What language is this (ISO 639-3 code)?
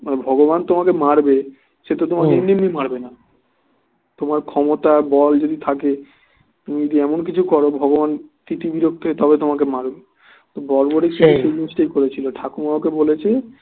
ben